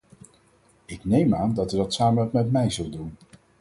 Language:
Dutch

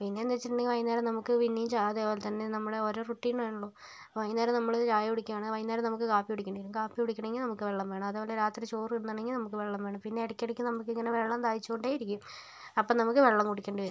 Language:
Malayalam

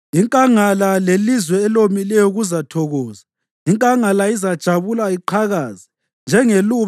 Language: North Ndebele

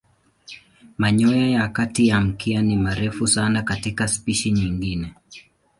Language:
Swahili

